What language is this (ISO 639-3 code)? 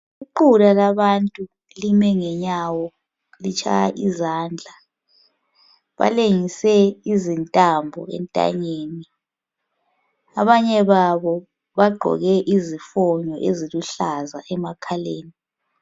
nde